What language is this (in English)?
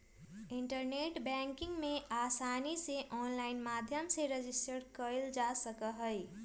Magahi